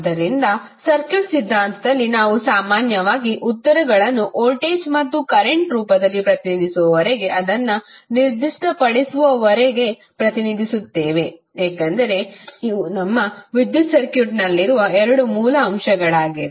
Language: Kannada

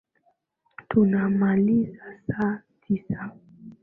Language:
Swahili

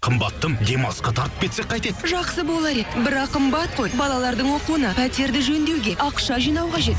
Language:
Kazakh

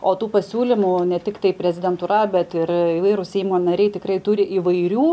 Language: Lithuanian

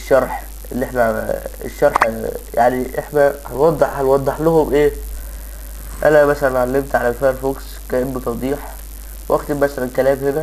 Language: Arabic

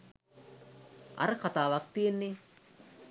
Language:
Sinhala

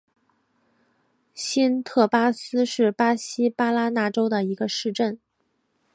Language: Chinese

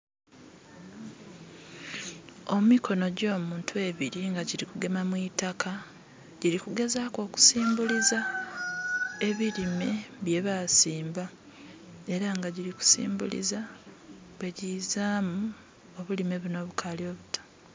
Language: Soga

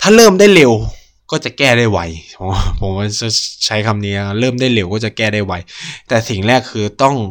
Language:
Thai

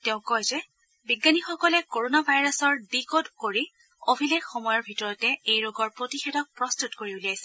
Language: Assamese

